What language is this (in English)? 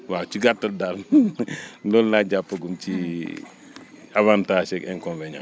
Wolof